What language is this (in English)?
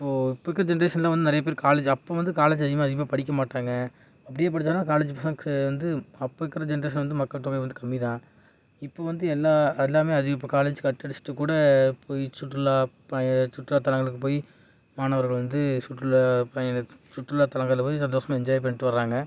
Tamil